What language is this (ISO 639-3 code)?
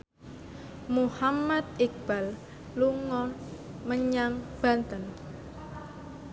jav